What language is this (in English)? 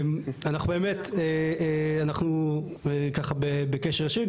Hebrew